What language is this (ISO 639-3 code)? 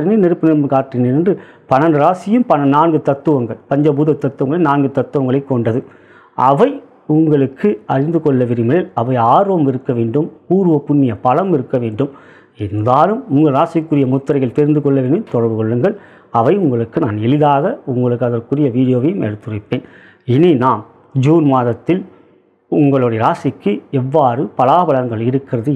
ron